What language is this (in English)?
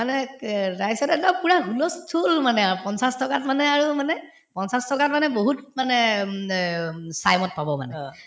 Assamese